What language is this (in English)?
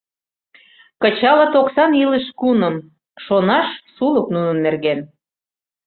Mari